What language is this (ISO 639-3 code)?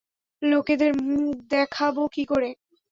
ben